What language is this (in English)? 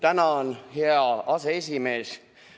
Estonian